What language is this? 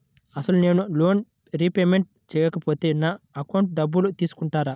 Telugu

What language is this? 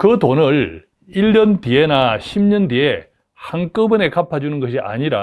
Korean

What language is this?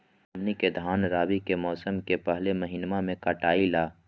Magahi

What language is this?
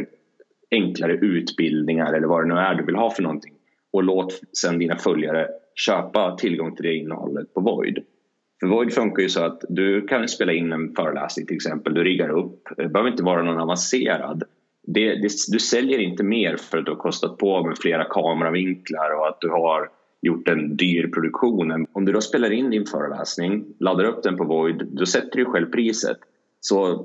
Swedish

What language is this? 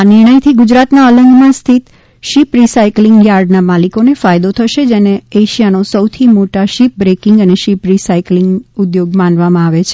Gujarati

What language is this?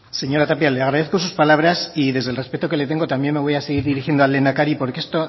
Spanish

